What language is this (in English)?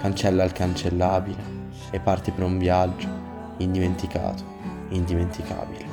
Italian